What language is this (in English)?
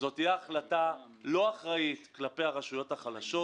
Hebrew